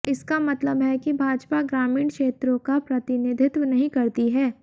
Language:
Hindi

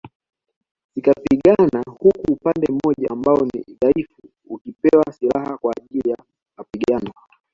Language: Swahili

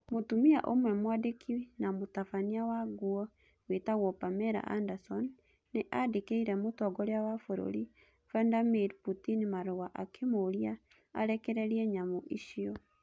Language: Kikuyu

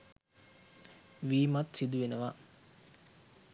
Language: Sinhala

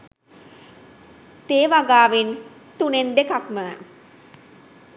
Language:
Sinhala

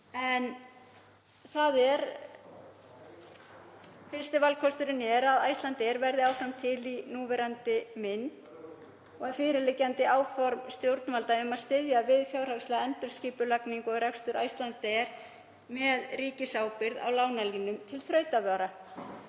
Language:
Icelandic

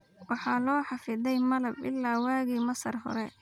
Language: Somali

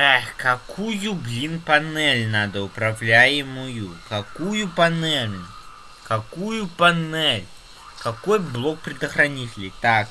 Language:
Russian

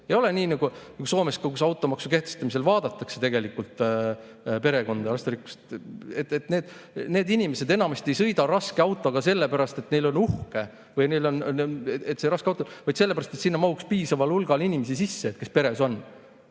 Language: Estonian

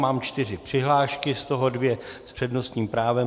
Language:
Czech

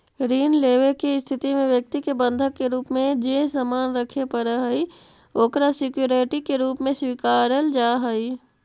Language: Magahi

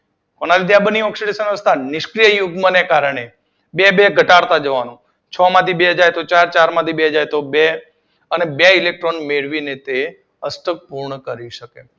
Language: Gujarati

